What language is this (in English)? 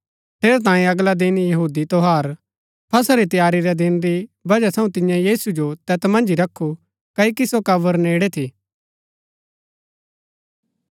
Gaddi